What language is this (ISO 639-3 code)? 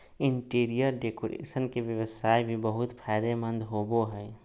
mag